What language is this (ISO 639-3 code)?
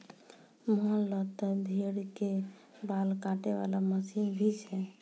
mai